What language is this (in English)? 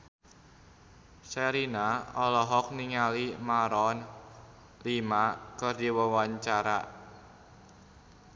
Sundanese